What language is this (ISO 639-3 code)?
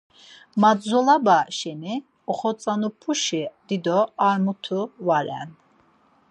lzz